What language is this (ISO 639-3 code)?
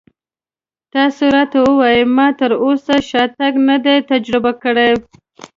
pus